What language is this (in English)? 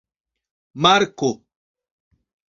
Esperanto